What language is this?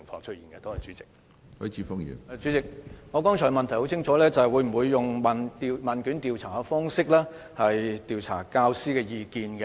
Cantonese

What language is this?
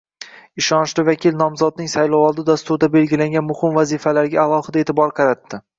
Uzbek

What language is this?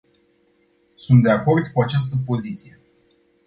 Romanian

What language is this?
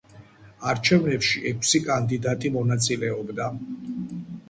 Georgian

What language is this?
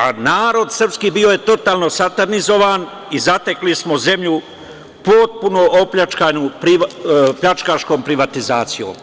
Serbian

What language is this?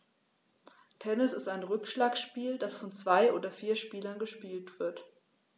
German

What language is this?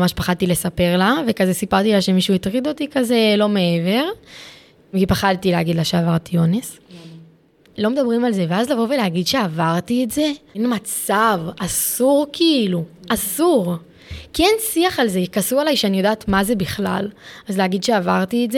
Hebrew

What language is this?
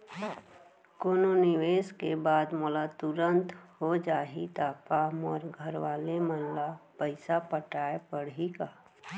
Chhattisgarhi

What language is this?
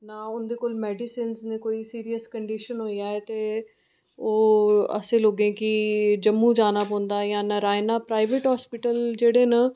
Dogri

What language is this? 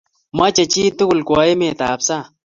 Kalenjin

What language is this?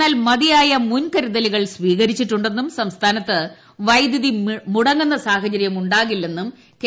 Malayalam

